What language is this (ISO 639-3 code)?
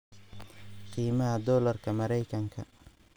som